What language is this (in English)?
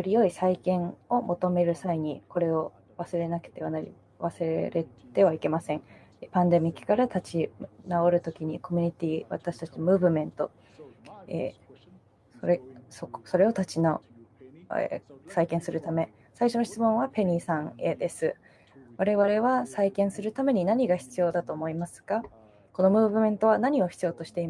Japanese